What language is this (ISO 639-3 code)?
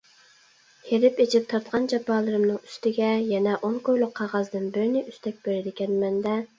uig